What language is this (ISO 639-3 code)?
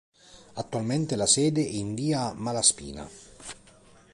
ita